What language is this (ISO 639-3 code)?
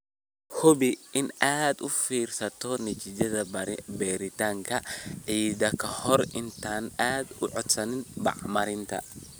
som